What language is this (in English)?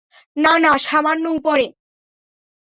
Bangla